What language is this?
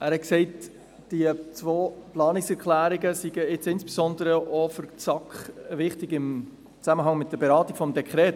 Swiss German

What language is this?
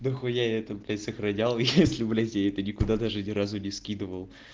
Russian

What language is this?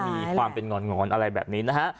Thai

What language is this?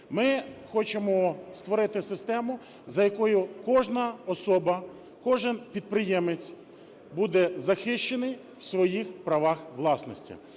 Ukrainian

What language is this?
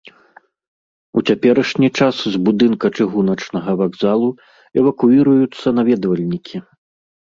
Belarusian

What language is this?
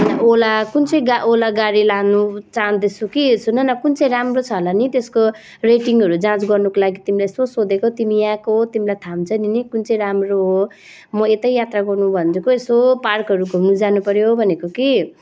Nepali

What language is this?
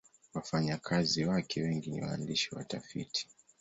Swahili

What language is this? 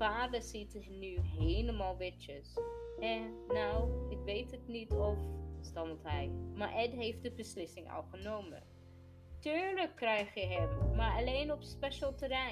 Dutch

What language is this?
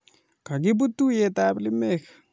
Kalenjin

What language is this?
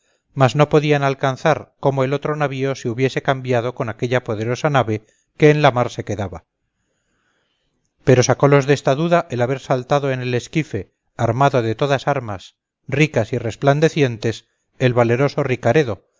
Spanish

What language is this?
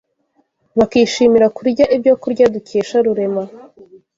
Kinyarwanda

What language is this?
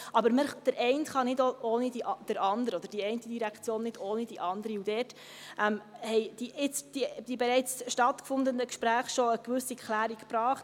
Swiss German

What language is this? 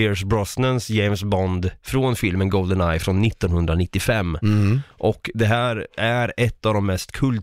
Swedish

